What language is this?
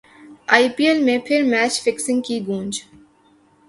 Urdu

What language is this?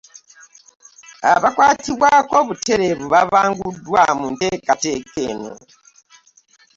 Ganda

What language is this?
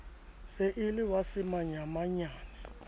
Southern Sotho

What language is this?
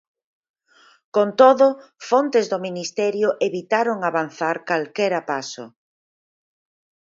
Galician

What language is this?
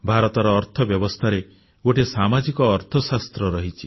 Odia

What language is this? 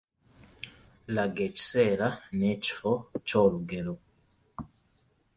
Ganda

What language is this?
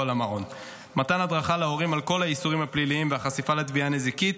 Hebrew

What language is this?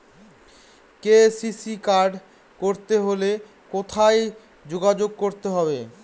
Bangla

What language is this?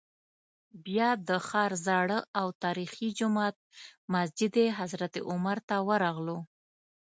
Pashto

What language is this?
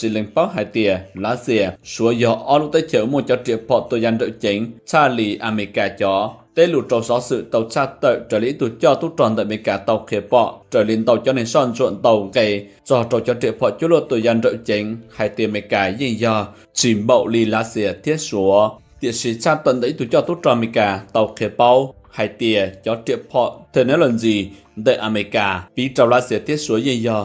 Vietnamese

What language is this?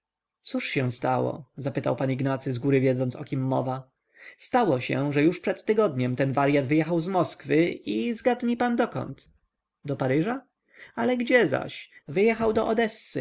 Polish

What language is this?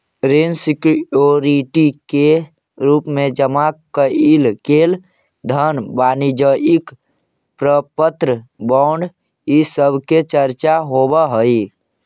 Magahi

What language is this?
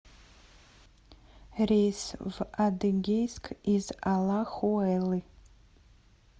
Russian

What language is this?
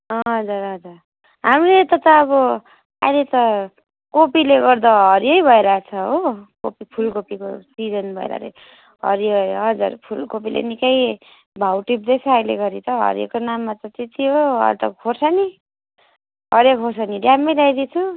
Nepali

